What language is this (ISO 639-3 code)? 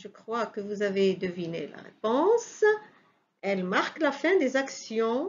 fra